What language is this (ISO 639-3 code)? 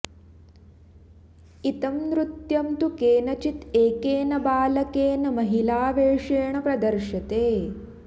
san